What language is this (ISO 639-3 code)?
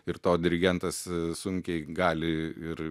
lit